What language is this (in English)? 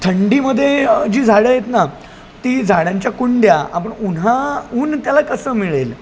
Marathi